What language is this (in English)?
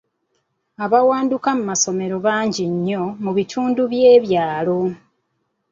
Ganda